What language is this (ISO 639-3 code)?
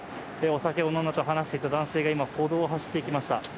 jpn